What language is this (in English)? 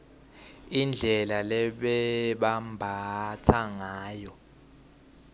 Swati